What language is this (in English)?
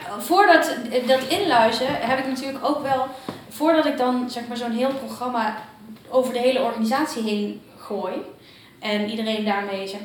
Dutch